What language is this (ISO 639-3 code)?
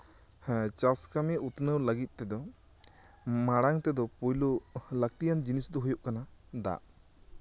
sat